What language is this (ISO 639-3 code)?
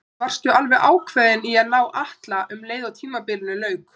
isl